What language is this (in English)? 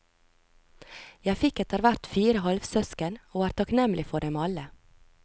Norwegian